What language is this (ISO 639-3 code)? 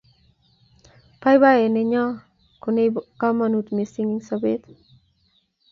kln